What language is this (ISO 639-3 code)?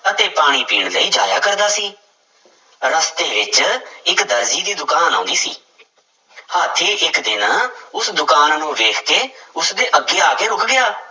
pan